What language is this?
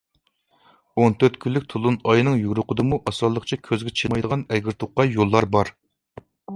Uyghur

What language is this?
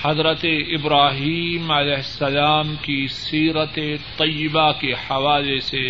Urdu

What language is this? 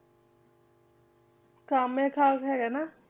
Punjabi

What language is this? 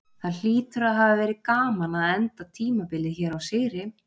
Icelandic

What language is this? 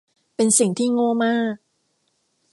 Thai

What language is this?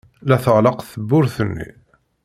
Kabyle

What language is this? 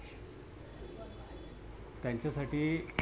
Marathi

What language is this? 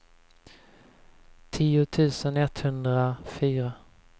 Swedish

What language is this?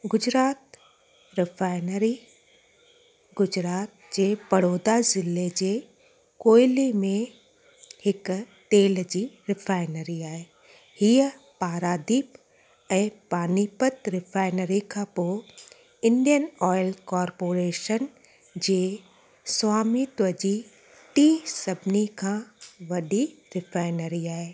Sindhi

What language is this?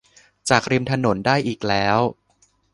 Thai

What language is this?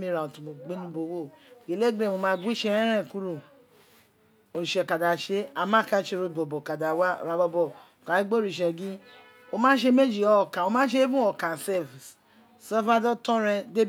Isekiri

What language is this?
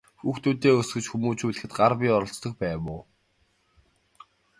Mongolian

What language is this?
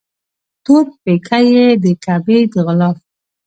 Pashto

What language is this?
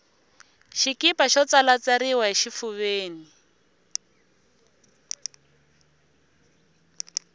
Tsonga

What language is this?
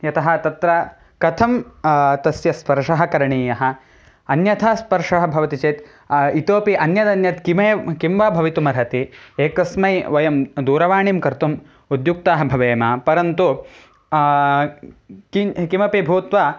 Sanskrit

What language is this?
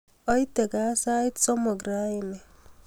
Kalenjin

